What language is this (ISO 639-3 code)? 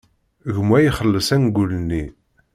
kab